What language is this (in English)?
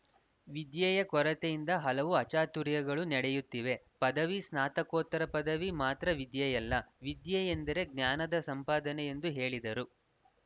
Kannada